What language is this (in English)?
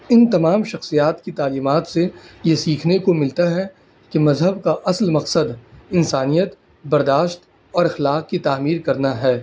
Urdu